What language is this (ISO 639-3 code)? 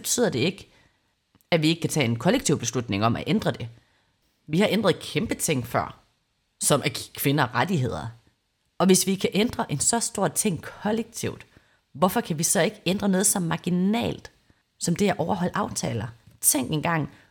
dan